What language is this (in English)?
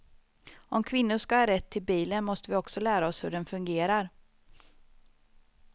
Swedish